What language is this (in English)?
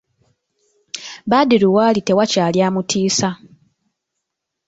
Ganda